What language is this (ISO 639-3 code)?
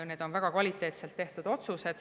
est